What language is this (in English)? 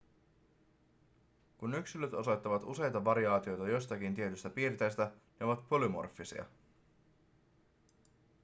Finnish